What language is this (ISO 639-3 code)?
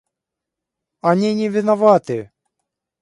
rus